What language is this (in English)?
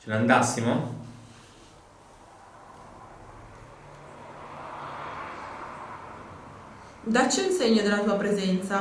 Italian